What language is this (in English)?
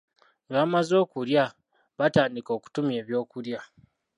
Ganda